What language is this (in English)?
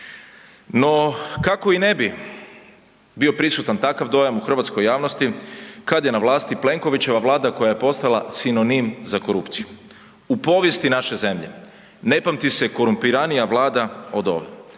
Croatian